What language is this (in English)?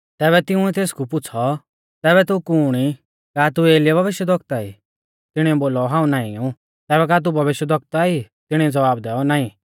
Mahasu Pahari